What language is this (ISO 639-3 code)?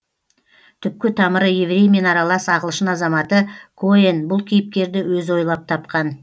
kaz